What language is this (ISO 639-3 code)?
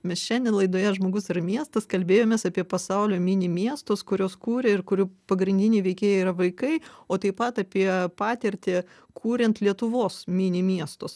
lit